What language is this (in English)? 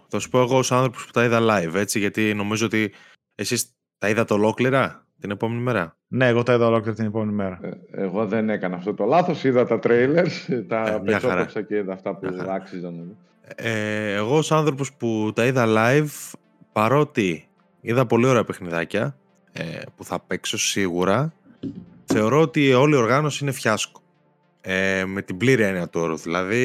Greek